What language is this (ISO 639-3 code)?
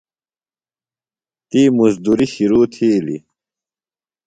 phl